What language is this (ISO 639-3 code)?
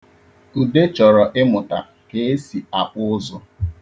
ibo